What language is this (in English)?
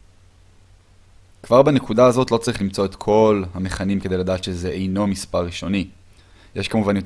Hebrew